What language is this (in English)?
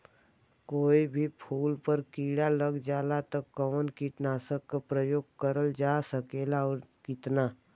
Bhojpuri